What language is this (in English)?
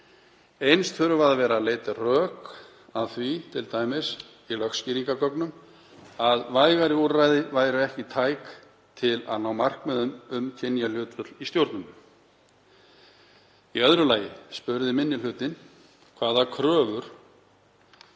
Icelandic